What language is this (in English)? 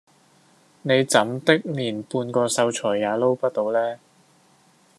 Cantonese